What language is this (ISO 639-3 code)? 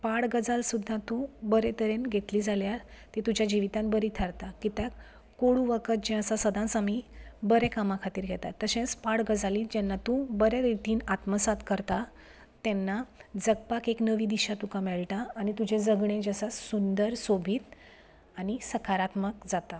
kok